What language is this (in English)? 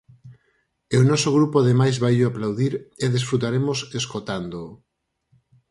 Galician